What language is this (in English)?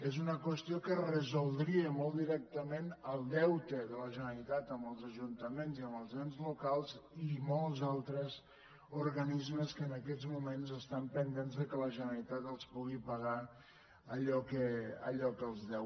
Catalan